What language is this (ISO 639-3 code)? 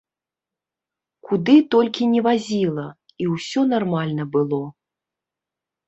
bel